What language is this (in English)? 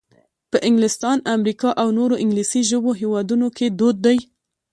Pashto